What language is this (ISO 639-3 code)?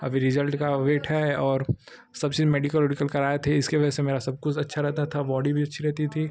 hin